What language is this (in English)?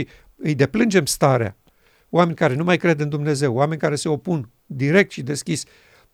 Romanian